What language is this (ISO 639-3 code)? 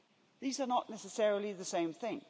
eng